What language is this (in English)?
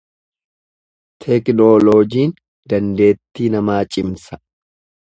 Oromo